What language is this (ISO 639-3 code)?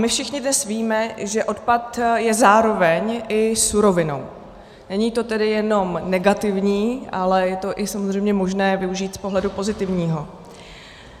ces